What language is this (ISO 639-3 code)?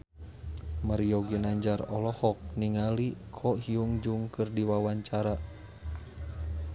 sun